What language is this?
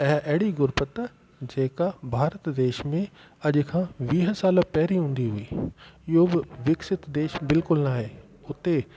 Sindhi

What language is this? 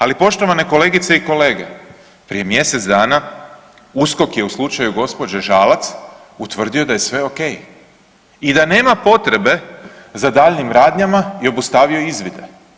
Croatian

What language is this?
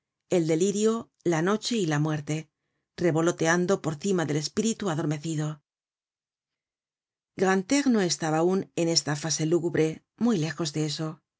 Spanish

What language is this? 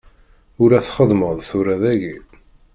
Kabyle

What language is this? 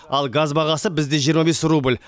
Kazakh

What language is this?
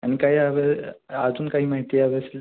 Marathi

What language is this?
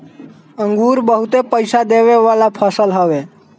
Bhojpuri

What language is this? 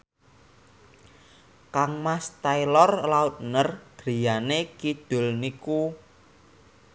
Javanese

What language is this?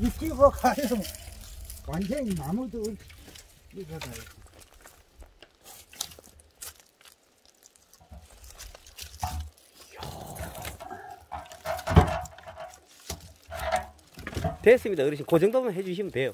Korean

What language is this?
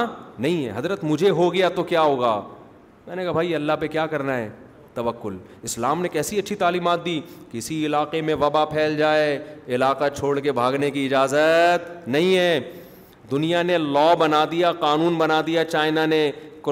Urdu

